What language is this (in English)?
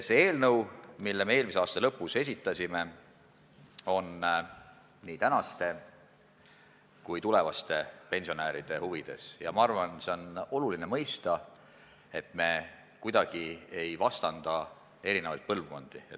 Estonian